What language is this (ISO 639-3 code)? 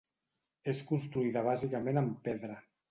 cat